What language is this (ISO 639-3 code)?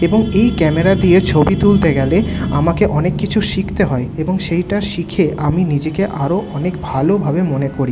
ben